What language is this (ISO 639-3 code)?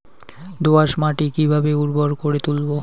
ben